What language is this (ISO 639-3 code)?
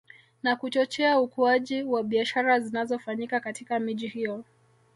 swa